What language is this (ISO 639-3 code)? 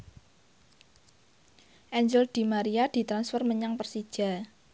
jav